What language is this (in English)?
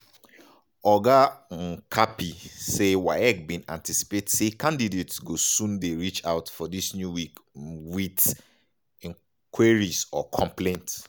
Nigerian Pidgin